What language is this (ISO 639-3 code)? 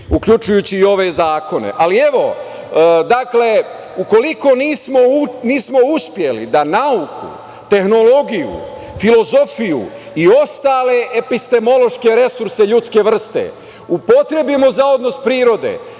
srp